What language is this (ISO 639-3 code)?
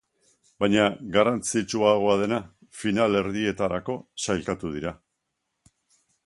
eus